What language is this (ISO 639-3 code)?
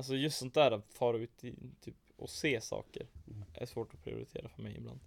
swe